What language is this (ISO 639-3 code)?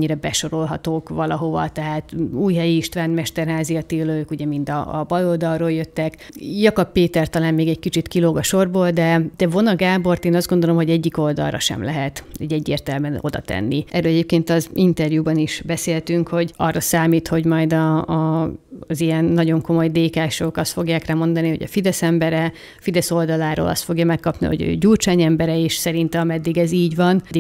hun